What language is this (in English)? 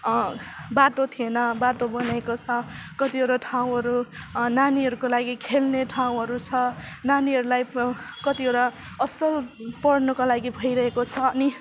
Nepali